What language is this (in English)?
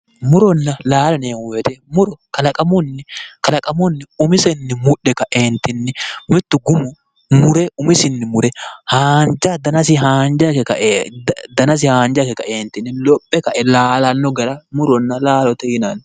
Sidamo